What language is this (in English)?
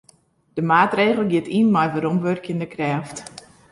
Western Frisian